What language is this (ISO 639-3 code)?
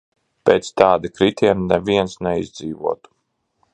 lav